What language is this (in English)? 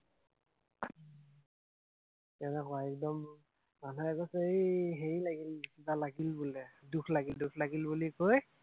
Assamese